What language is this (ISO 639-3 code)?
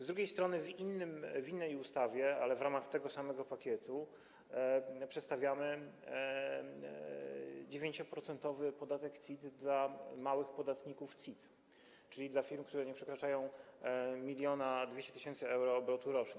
pol